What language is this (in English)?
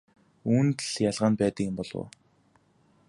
Mongolian